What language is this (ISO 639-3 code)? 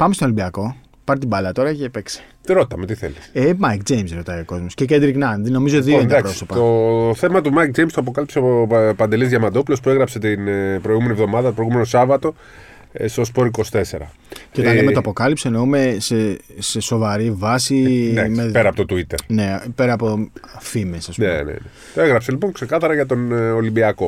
ell